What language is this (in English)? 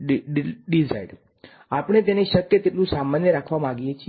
Gujarati